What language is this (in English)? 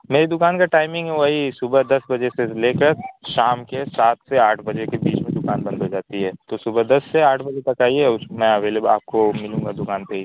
Urdu